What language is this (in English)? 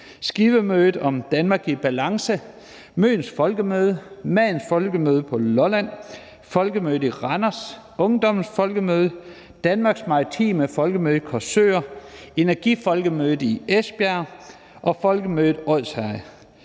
Danish